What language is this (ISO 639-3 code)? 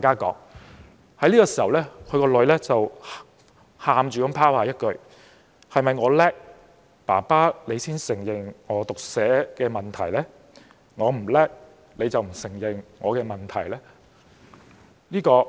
yue